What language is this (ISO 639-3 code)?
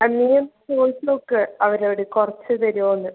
mal